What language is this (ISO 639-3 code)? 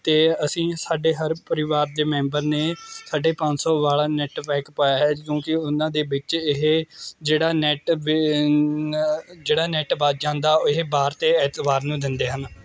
pan